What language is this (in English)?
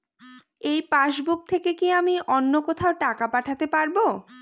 Bangla